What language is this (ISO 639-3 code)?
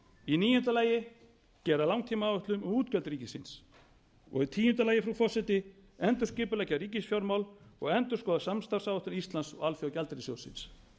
isl